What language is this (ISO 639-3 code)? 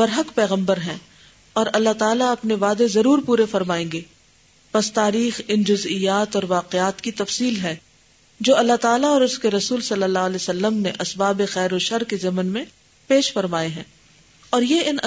urd